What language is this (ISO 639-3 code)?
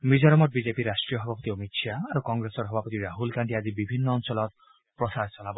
asm